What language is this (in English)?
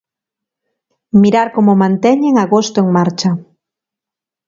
Galician